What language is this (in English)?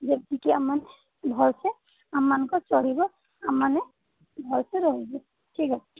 Odia